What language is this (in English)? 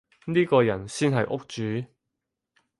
Cantonese